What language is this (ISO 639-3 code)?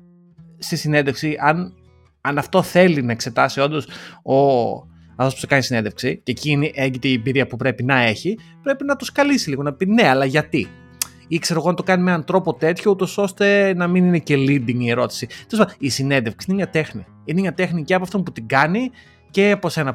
ell